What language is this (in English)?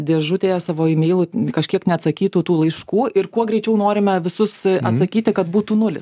Lithuanian